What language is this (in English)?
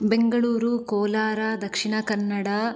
Sanskrit